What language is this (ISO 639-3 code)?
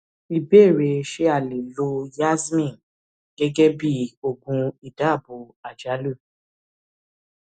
yor